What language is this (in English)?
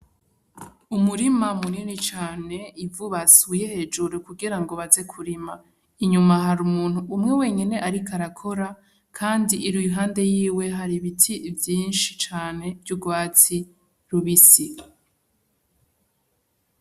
Rundi